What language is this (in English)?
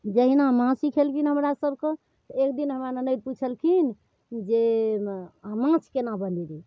Maithili